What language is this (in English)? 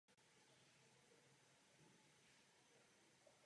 Czech